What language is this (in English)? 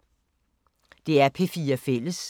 Danish